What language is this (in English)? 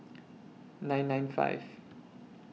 English